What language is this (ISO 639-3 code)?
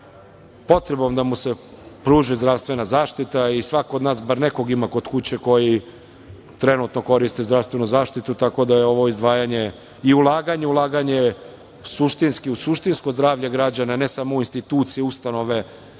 srp